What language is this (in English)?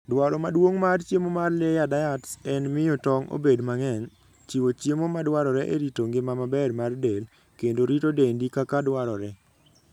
Luo (Kenya and Tanzania)